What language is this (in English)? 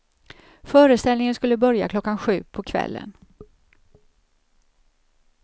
Swedish